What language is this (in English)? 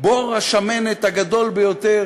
Hebrew